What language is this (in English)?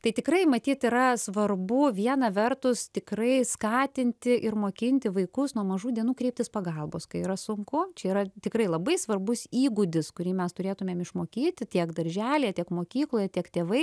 Lithuanian